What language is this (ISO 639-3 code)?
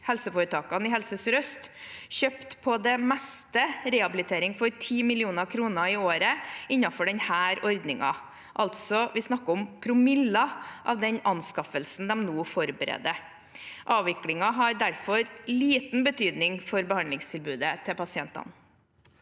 nor